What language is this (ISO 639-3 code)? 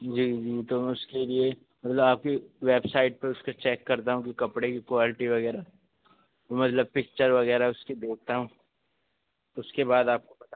urd